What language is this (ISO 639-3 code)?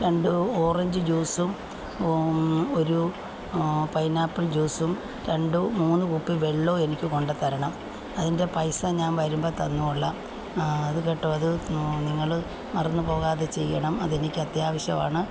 mal